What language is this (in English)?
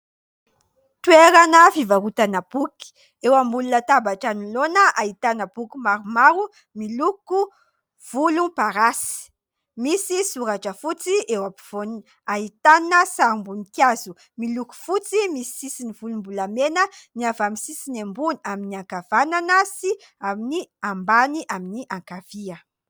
Malagasy